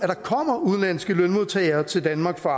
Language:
Danish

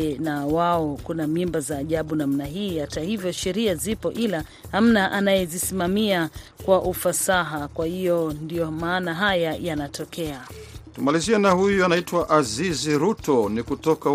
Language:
Swahili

